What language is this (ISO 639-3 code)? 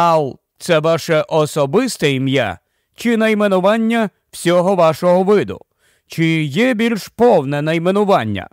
ukr